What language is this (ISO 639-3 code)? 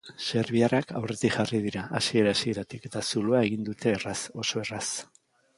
eus